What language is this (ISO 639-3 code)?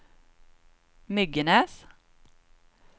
swe